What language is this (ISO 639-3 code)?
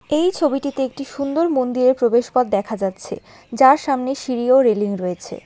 ben